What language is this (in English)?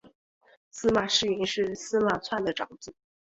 Chinese